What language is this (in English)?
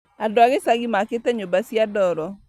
Kikuyu